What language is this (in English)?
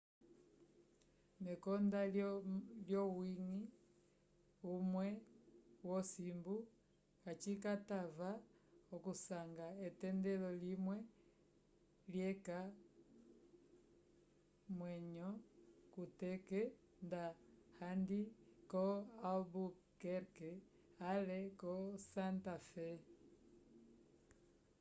Umbundu